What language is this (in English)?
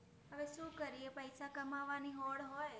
Gujarati